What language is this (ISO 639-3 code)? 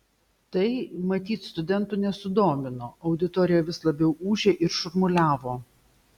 lit